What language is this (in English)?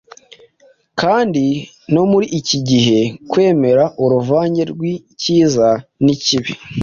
Kinyarwanda